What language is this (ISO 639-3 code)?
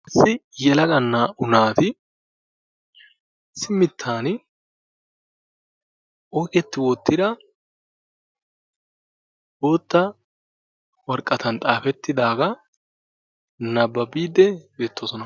wal